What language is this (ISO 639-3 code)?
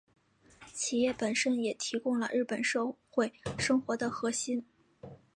zho